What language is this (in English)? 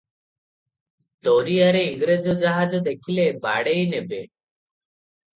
Odia